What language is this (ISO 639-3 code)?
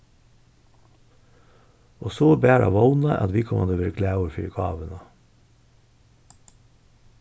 fao